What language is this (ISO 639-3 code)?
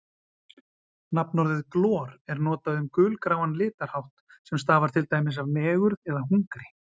isl